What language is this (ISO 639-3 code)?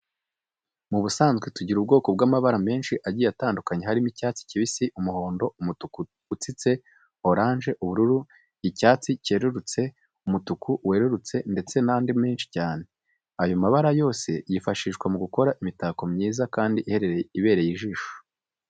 kin